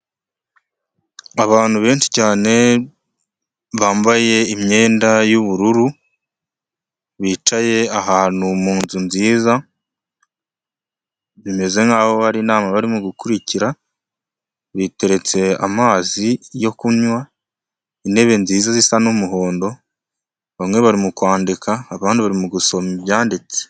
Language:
Kinyarwanda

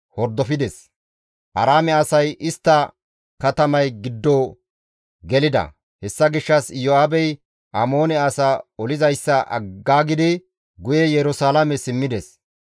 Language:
Gamo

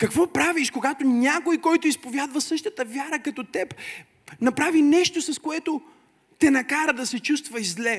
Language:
Bulgarian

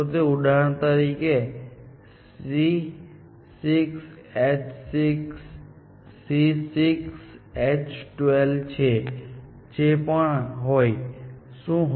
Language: Gujarati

